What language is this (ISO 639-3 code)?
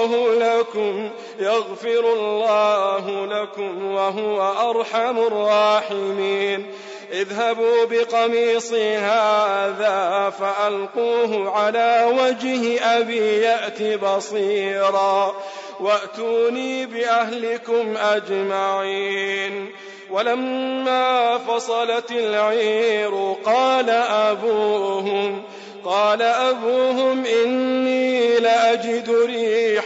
ara